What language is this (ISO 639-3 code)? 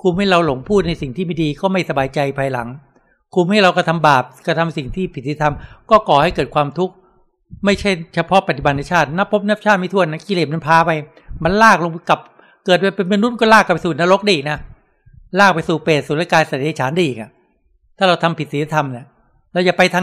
tha